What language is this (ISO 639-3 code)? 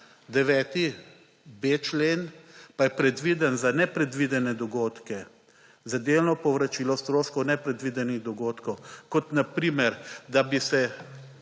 slv